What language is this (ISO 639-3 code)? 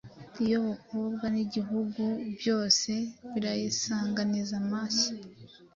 kin